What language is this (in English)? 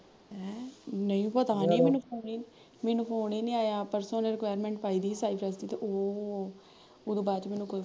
Punjabi